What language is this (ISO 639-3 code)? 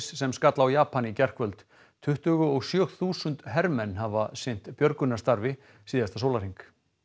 isl